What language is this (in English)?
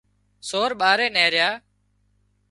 Wadiyara Koli